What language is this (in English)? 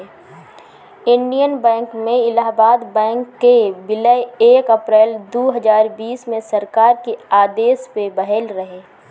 Bhojpuri